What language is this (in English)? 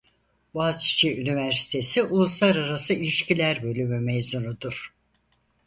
Turkish